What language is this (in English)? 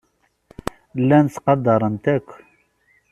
Kabyle